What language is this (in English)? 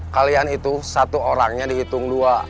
Indonesian